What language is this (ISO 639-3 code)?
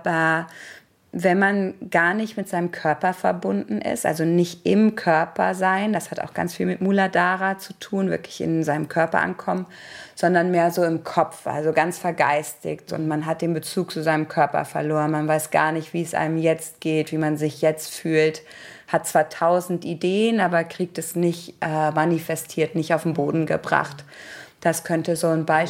deu